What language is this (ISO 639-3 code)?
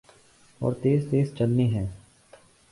urd